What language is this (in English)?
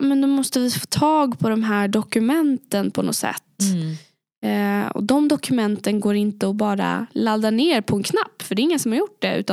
Swedish